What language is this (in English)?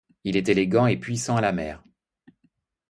French